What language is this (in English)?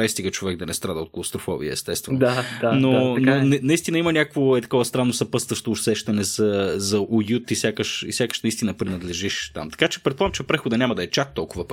Bulgarian